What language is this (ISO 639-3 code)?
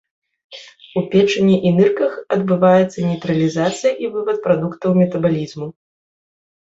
bel